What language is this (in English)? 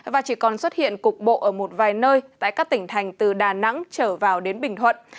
Vietnamese